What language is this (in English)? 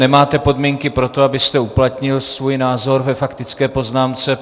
Czech